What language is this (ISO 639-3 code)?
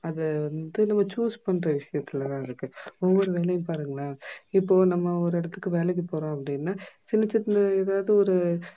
tam